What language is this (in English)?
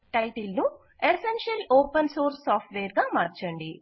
Telugu